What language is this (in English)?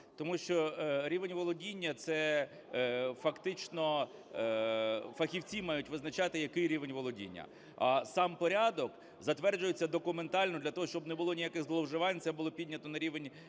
Ukrainian